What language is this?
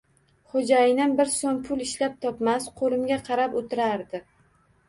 Uzbek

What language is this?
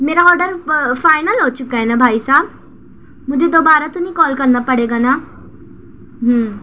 Urdu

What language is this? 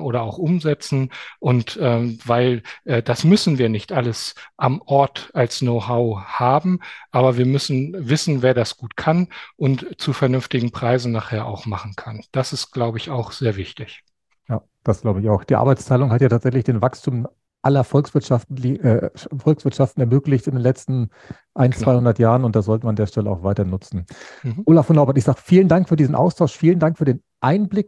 German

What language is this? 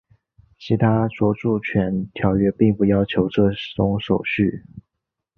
Chinese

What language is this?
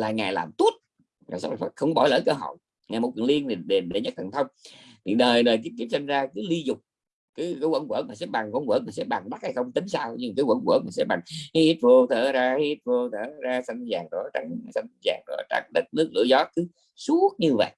Vietnamese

